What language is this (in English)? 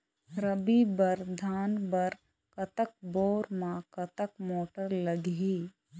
Chhattisgarhi